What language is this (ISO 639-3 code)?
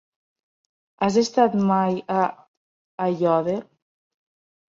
cat